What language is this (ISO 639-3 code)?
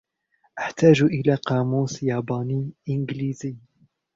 ara